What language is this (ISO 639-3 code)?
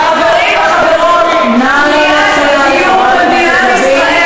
heb